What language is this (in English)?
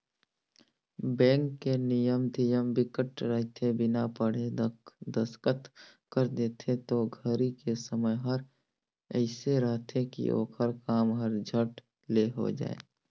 Chhattisgarhi